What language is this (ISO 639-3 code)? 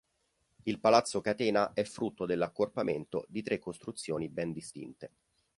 ita